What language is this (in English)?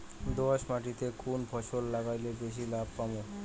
Bangla